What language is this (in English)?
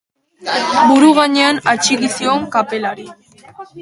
Basque